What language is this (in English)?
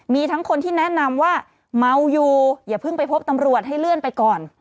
Thai